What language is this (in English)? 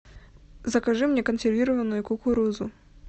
Russian